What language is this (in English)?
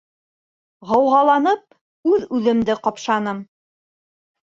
Bashkir